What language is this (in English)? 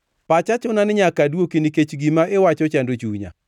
Luo (Kenya and Tanzania)